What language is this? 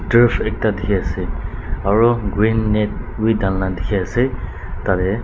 Naga Pidgin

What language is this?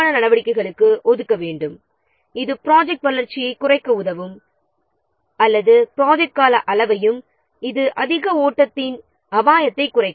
Tamil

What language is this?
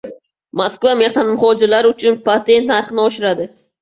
Uzbek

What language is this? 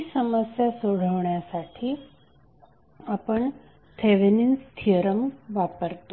Marathi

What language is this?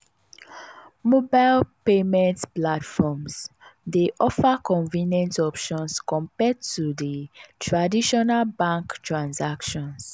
Nigerian Pidgin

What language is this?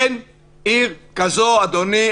Hebrew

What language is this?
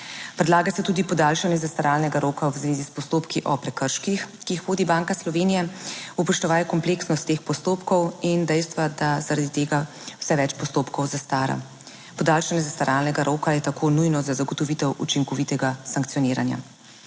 Slovenian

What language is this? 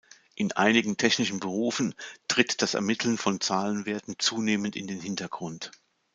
German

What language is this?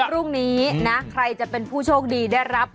Thai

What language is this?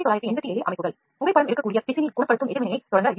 Tamil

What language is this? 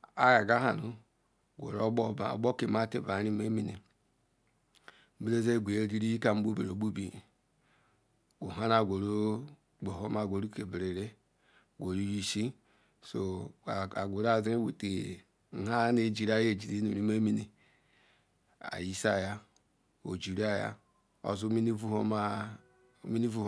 Ikwere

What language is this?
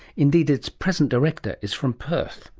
English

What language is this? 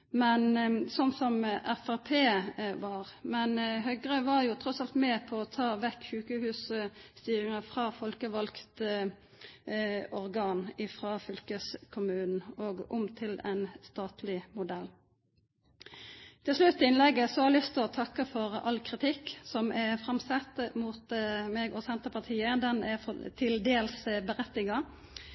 Norwegian Nynorsk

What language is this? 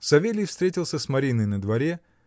Russian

